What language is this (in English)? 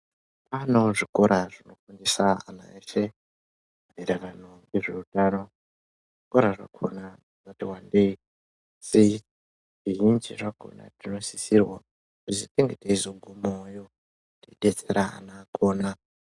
Ndau